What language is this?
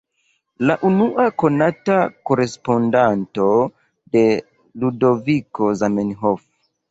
Esperanto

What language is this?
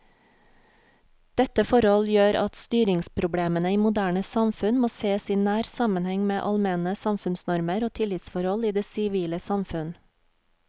Norwegian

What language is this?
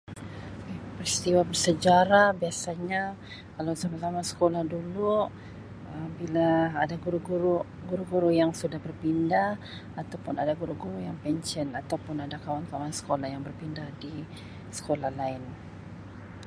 Sabah Malay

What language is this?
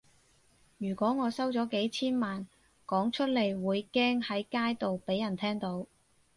Cantonese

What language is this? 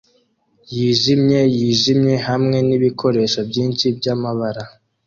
Kinyarwanda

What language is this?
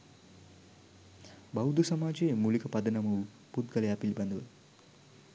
Sinhala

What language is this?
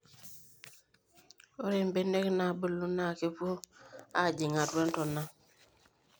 Masai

